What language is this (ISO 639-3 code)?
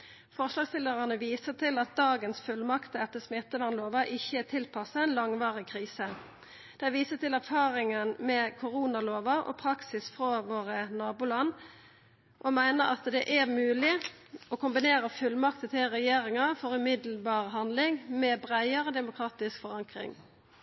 nno